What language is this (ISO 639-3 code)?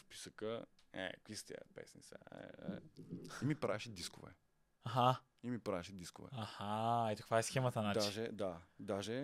bul